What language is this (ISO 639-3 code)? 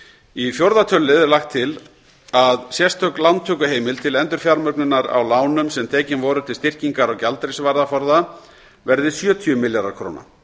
isl